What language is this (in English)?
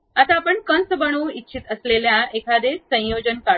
Marathi